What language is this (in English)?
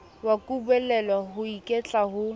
Southern Sotho